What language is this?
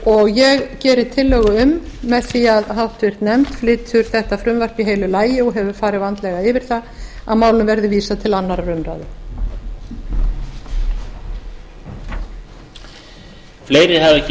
Icelandic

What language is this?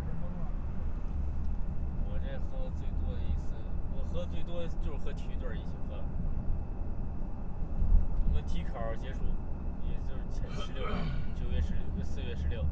Chinese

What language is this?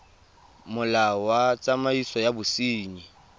Tswana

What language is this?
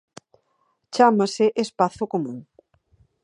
Galician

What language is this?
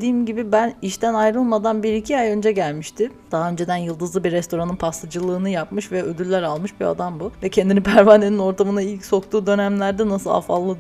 Turkish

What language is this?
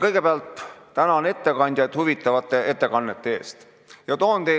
Estonian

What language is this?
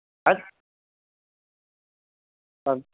Tamil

